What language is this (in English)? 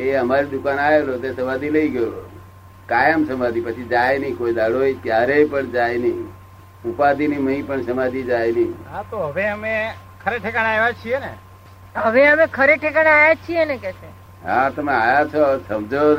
Gujarati